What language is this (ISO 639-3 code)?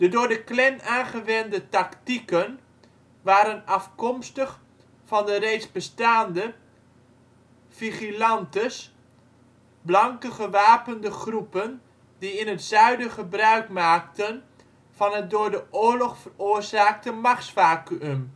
nld